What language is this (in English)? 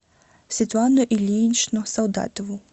Russian